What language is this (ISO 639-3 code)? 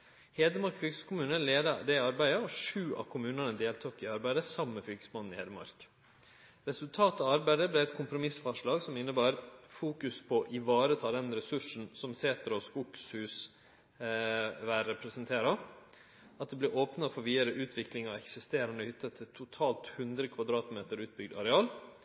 nno